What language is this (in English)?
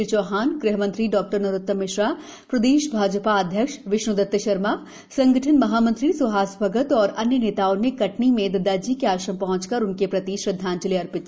Hindi